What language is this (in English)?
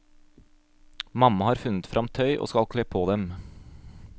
Norwegian